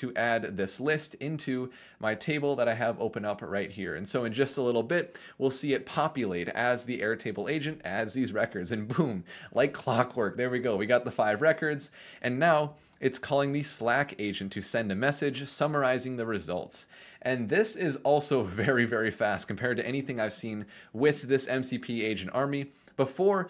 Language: English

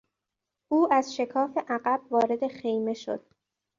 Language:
Persian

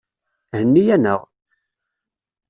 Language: Kabyle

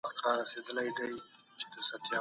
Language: Pashto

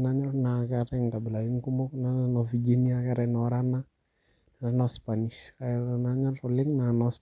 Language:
Masai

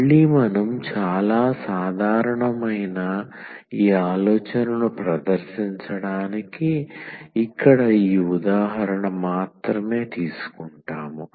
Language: Telugu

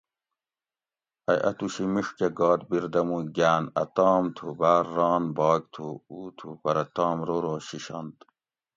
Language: Gawri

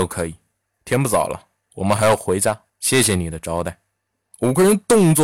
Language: Chinese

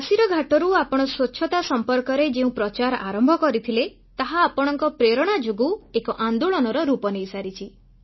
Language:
Odia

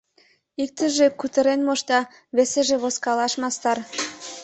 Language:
Mari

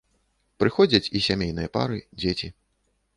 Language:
Belarusian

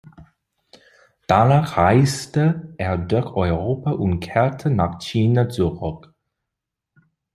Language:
German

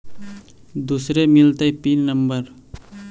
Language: Magahi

